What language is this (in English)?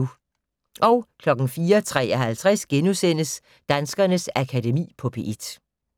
Danish